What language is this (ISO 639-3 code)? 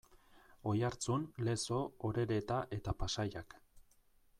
eus